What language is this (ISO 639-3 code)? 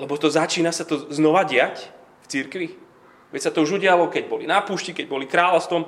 slk